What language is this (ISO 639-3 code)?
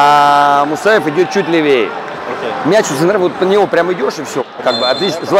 rus